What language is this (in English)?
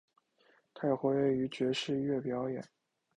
Chinese